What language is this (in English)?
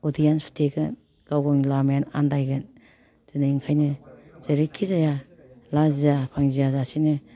Bodo